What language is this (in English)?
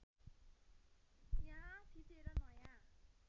Nepali